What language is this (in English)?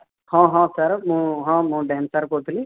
Odia